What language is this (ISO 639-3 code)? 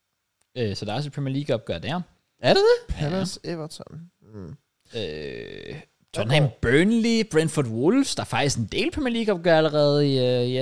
dan